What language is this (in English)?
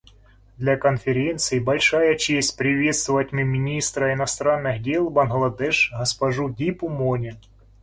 Russian